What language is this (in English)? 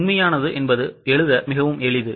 Tamil